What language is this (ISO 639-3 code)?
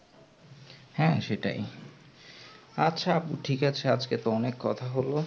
ben